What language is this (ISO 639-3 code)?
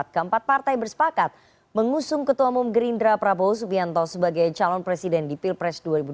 ind